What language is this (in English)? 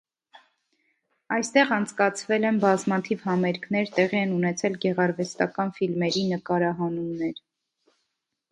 Armenian